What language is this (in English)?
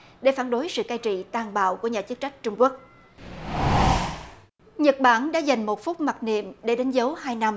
Vietnamese